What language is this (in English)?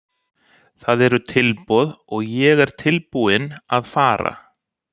Icelandic